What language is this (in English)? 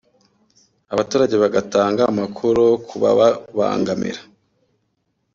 Kinyarwanda